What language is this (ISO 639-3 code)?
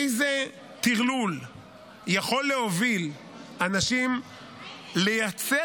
heb